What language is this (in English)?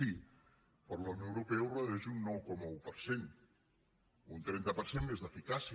Catalan